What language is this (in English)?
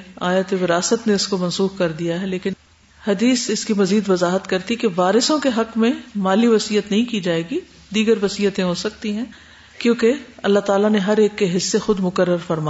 Urdu